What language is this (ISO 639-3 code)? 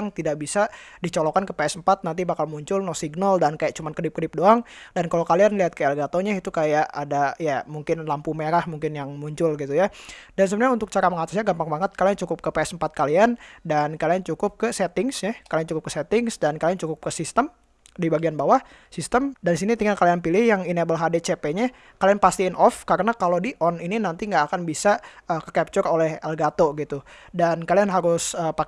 ind